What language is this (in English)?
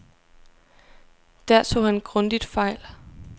Danish